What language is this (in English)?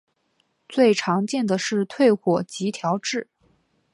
Chinese